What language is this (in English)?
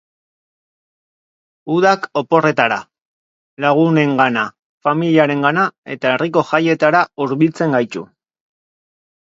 Basque